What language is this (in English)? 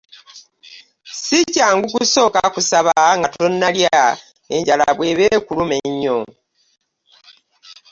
Ganda